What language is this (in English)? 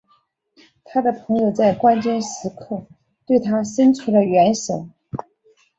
Chinese